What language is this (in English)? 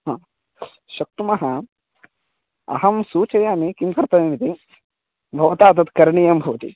Sanskrit